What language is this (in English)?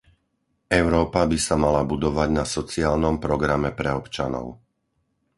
Slovak